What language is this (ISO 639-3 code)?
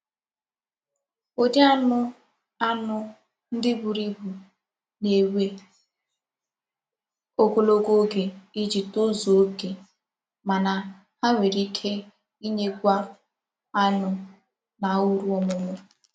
ibo